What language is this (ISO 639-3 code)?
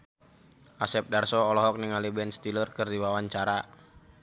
sun